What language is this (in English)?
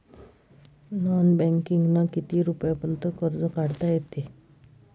Marathi